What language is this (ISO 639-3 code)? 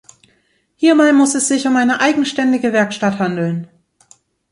deu